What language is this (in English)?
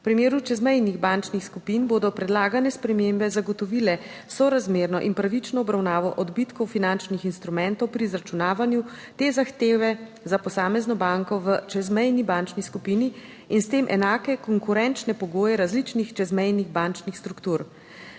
Slovenian